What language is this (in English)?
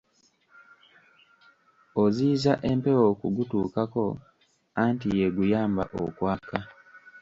Ganda